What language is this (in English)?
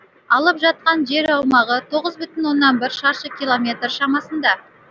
Kazakh